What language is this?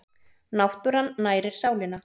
Icelandic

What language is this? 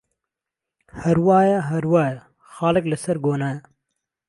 Central Kurdish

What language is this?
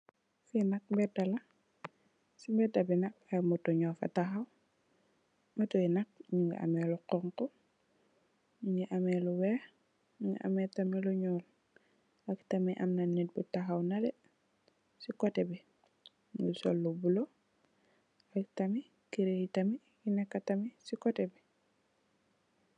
Wolof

